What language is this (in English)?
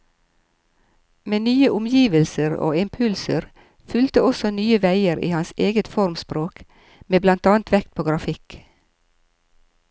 Norwegian